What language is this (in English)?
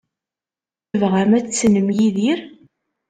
Kabyle